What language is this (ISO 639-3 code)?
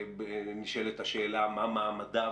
heb